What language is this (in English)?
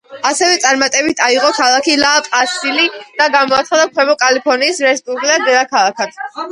Georgian